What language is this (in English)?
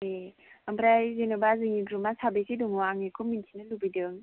Bodo